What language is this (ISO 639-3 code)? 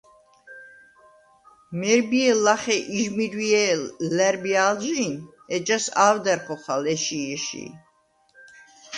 sva